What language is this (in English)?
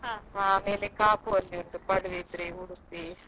Kannada